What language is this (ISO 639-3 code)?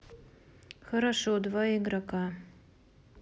rus